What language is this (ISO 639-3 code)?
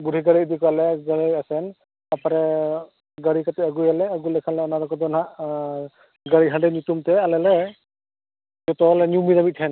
sat